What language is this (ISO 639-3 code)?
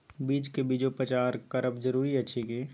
mai